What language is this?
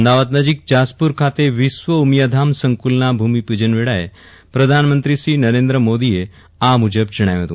Gujarati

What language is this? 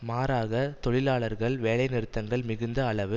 Tamil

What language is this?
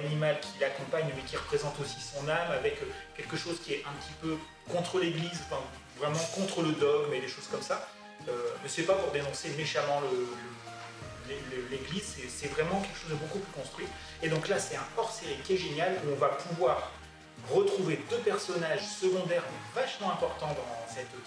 French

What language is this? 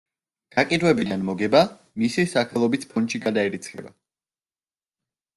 Georgian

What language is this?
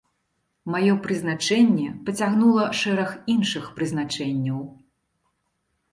Belarusian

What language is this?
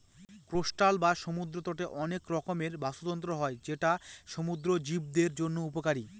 Bangla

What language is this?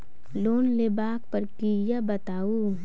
Maithili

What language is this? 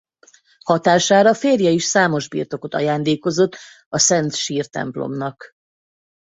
Hungarian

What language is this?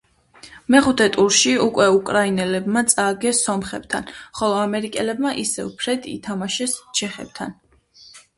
Georgian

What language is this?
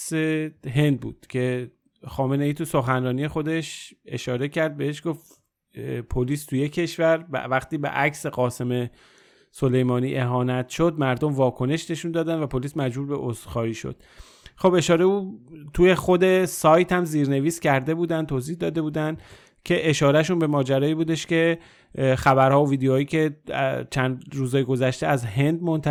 Persian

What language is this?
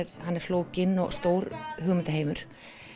Icelandic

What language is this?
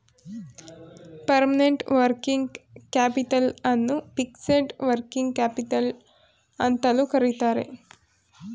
Kannada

